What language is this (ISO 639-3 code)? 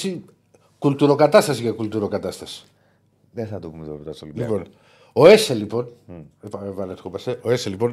ell